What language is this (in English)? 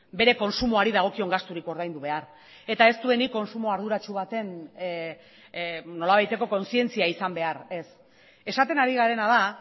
Basque